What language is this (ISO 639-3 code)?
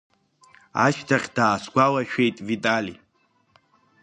abk